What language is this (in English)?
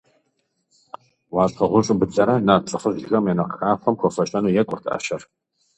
Kabardian